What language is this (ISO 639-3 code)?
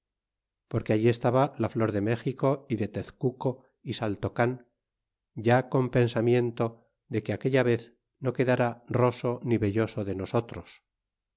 spa